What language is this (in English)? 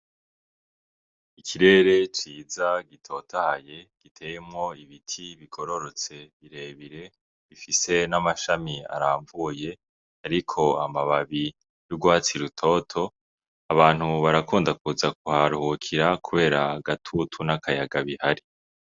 Rundi